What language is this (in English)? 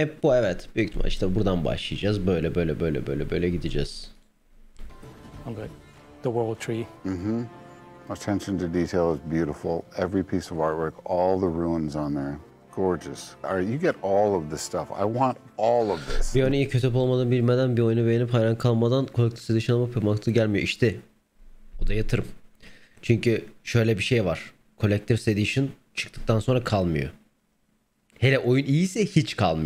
Turkish